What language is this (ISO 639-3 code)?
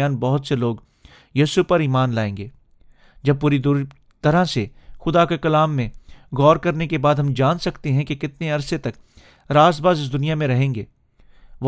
urd